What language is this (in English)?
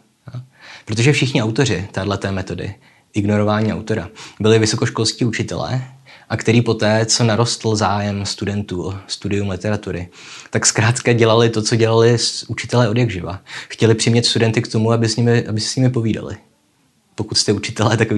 Czech